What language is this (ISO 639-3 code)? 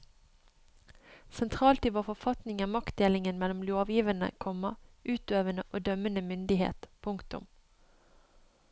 nor